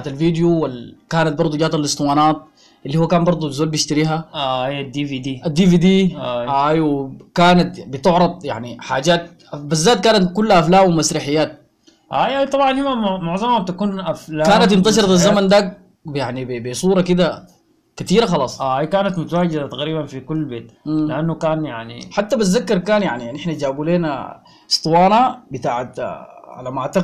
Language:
Arabic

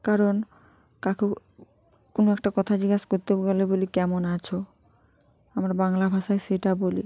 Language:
Bangla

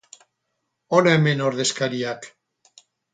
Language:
Basque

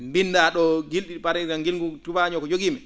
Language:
Fula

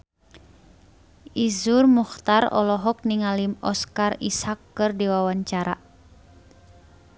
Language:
Sundanese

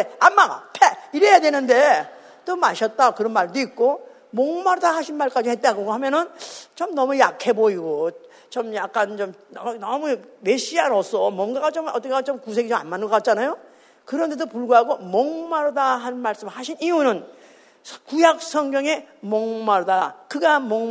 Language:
Korean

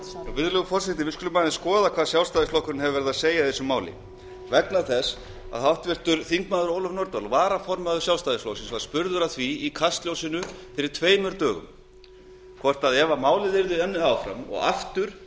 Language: Icelandic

